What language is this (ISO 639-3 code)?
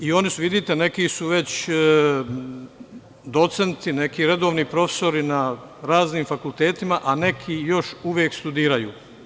srp